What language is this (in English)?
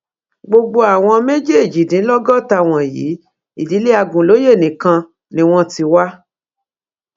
Yoruba